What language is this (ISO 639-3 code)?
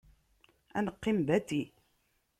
kab